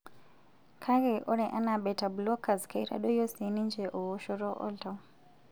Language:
Masai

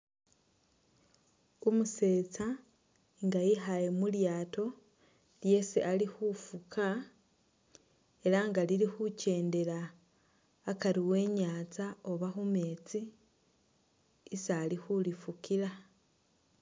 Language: Masaaba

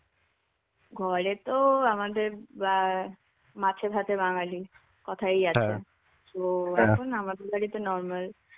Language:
Bangla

